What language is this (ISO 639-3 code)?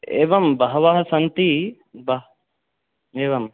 san